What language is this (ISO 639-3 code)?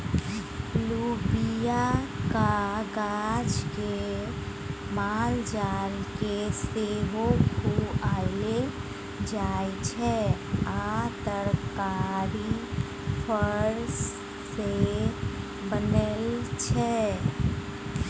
mai